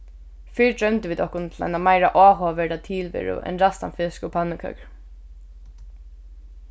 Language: Faroese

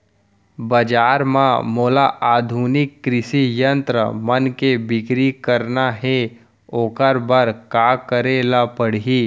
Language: Chhattisgarhi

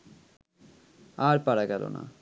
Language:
Bangla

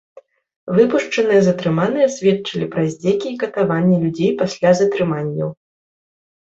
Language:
Belarusian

